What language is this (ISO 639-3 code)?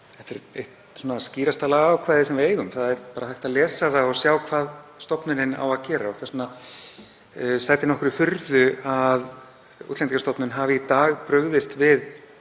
isl